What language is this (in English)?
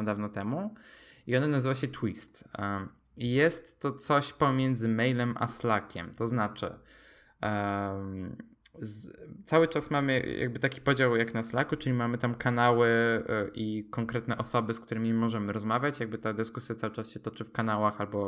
Polish